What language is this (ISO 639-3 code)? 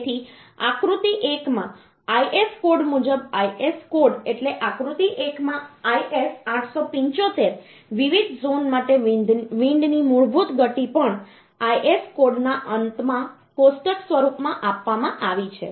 guj